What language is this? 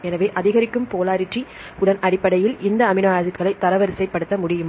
Tamil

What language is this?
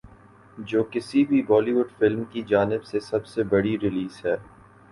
Urdu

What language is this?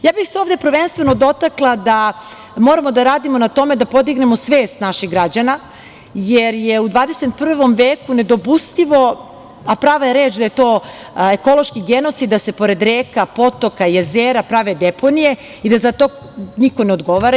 Serbian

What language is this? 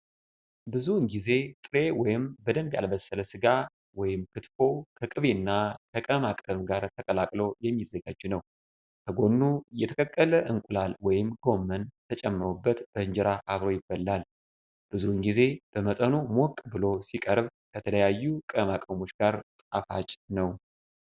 Amharic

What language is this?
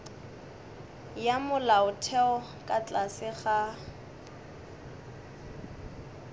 Northern Sotho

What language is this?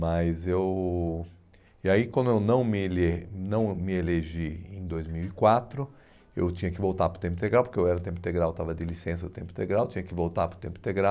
Portuguese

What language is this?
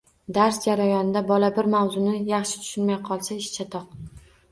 Uzbek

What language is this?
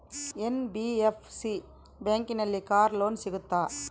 Kannada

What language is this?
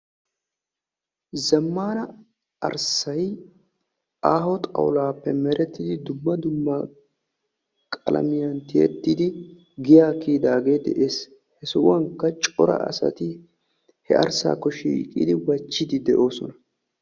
Wolaytta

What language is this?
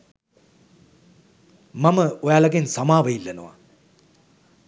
Sinhala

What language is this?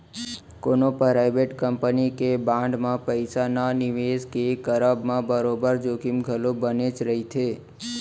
Chhattisgarhi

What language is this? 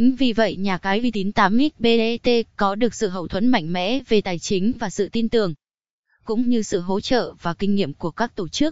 Vietnamese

